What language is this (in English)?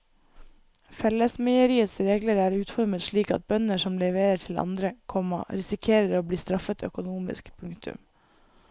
Norwegian